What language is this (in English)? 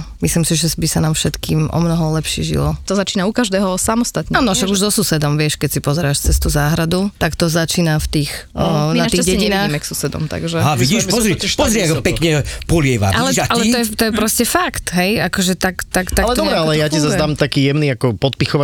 Czech